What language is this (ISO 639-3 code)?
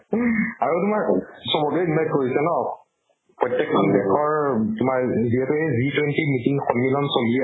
asm